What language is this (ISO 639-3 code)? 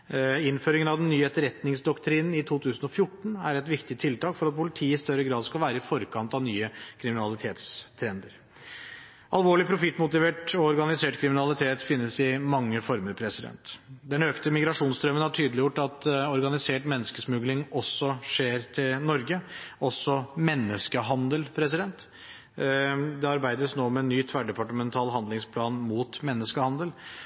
nob